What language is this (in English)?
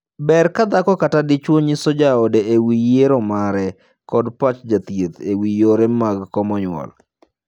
Luo (Kenya and Tanzania)